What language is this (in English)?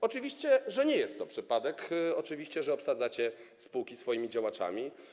Polish